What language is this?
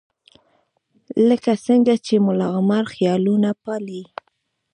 Pashto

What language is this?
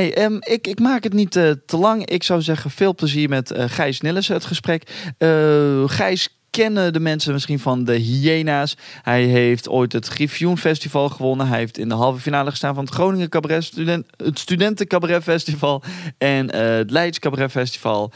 Dutch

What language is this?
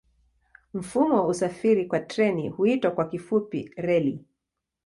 Swahili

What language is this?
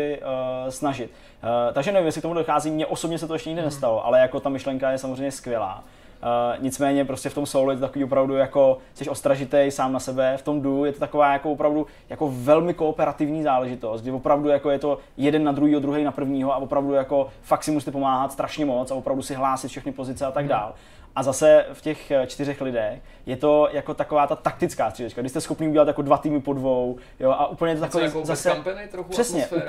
Czech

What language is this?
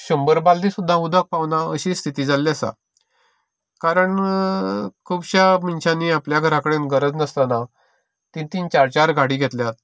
Konkani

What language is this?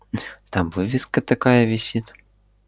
Russian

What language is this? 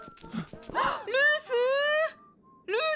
Japanese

